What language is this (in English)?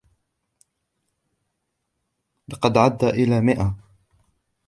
Arabic